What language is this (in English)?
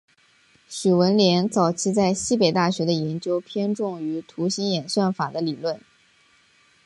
Chinese